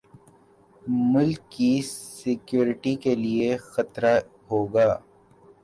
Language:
Urdu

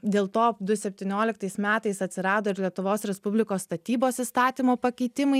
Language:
Lithuanian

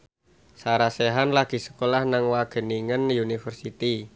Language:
Javanese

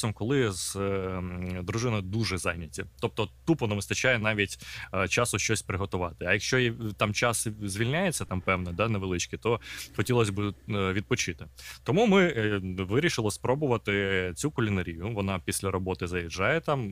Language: Ukrainian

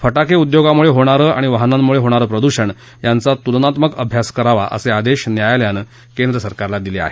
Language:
Marathi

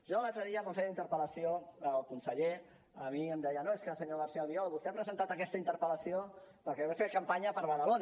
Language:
Catalan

